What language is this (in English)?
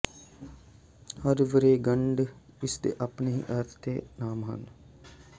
Punjabi